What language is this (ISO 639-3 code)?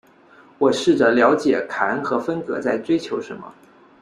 zho